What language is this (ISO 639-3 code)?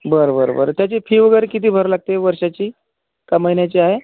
mar